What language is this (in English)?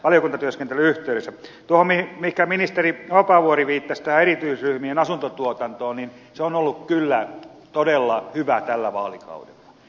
Finnish